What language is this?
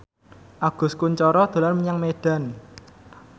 Javanese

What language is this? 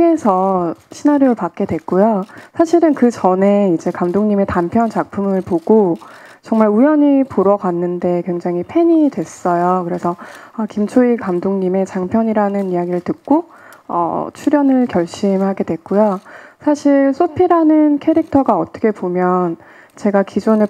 Korean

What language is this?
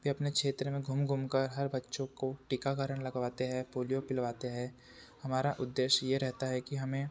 Hindi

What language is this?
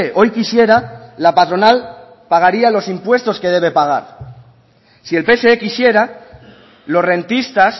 Spanish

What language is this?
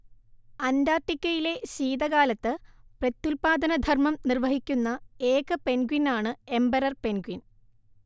Malayalam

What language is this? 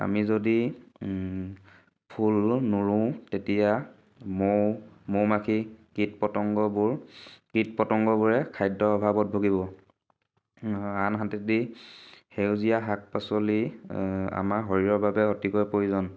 Assamese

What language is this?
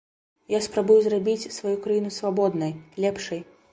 Belarusian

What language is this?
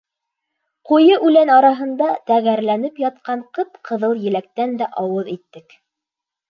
Bashkir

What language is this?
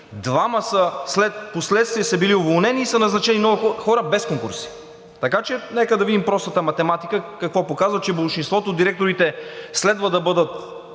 Bulgarian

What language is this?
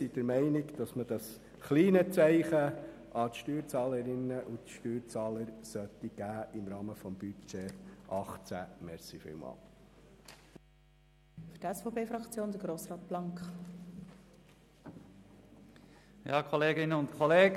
Swiss German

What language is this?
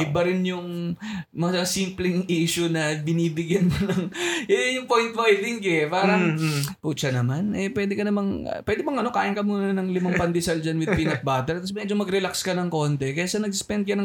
Filipino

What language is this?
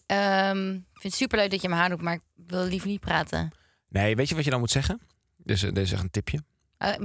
Dutch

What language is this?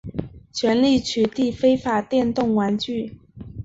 Chinese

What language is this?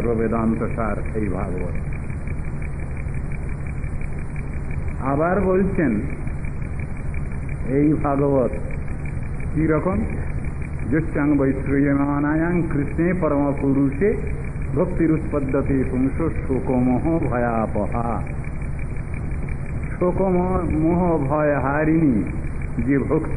Arabic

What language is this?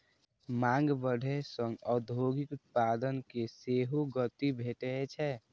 Maithili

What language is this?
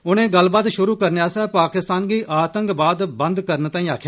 Dogri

